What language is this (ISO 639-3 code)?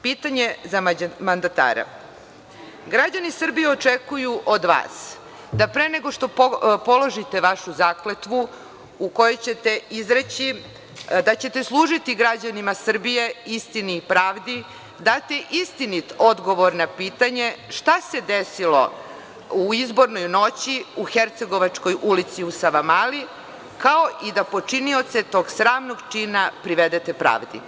srp